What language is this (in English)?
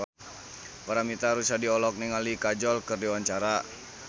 Sundanese